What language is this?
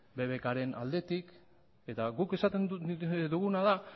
Basque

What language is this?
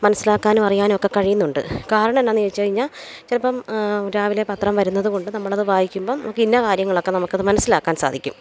Malayalam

